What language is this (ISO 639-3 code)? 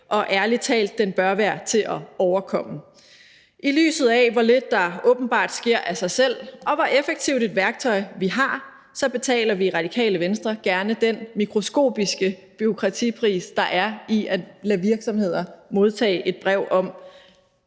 dan